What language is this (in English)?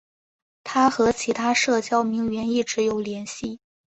Chinese